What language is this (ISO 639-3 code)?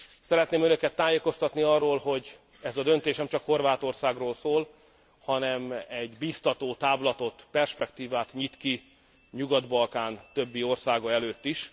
hun